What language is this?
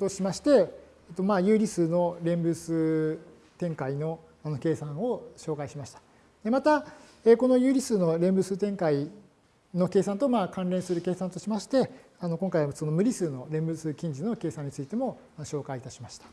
Japanese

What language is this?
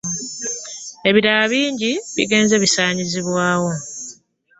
Ganda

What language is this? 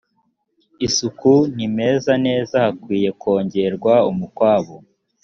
Kinyarwanda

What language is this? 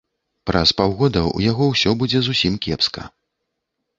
Belarusian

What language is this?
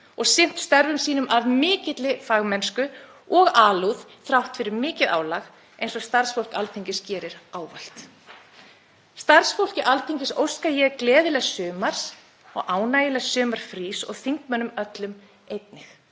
Icelandic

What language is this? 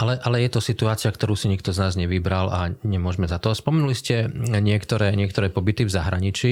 Slovak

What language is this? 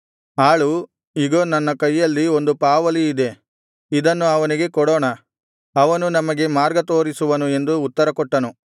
Kannada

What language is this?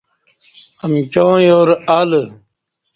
Kati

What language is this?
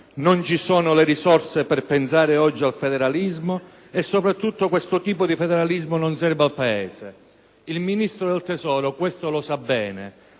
Italian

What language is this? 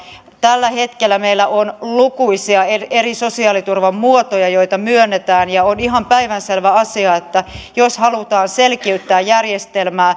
Finnish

